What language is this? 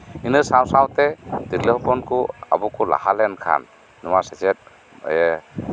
Santali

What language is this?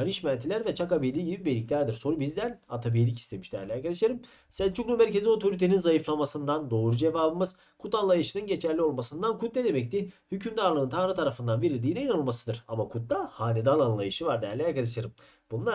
Turkish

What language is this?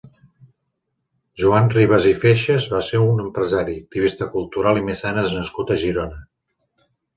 Catalan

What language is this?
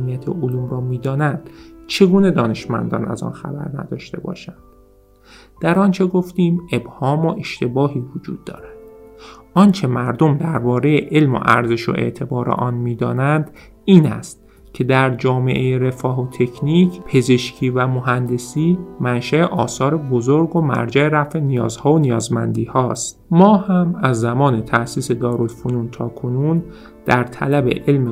Persian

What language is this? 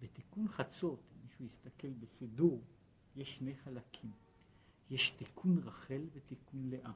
Hebrew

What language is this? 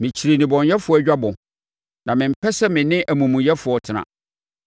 Akan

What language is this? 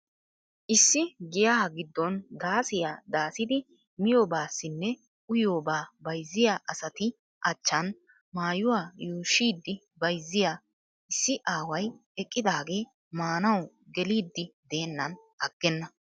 Wolaytta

